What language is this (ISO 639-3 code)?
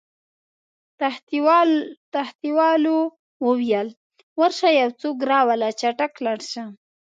pus